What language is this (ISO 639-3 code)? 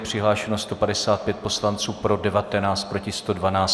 ces